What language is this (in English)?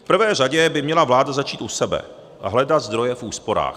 Czech